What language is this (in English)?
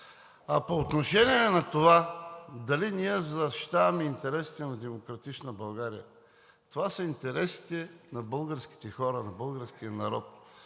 Bulgarian